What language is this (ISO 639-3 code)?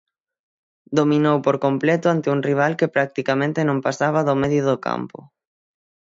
glg